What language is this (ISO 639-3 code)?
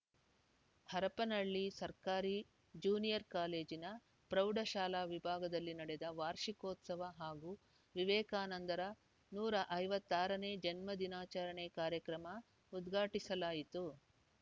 kan